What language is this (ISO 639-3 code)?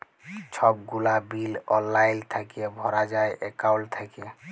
ben